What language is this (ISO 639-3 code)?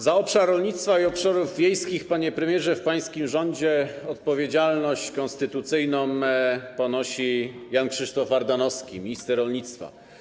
pol